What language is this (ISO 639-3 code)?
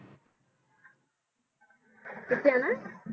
pan